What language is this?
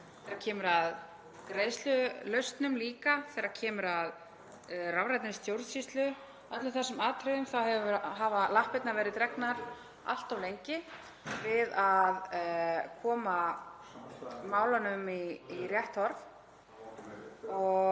Icelandic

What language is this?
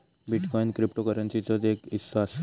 Marathi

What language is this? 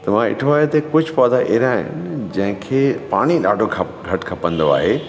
Sindhi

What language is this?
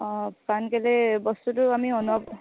Assamese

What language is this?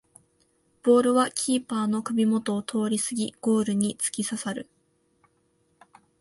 Japanese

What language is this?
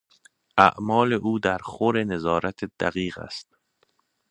Persian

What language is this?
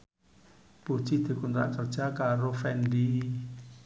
Javanese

